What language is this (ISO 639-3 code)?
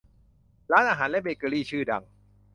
tha